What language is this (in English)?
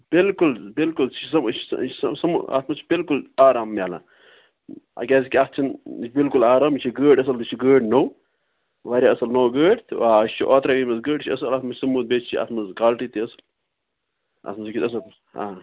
Kashmiri